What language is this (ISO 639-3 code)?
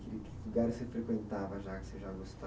por